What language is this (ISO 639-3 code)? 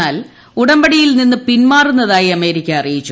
mal